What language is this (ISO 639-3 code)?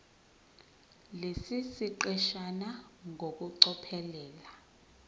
zul